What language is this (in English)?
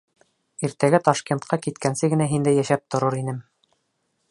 Bashkir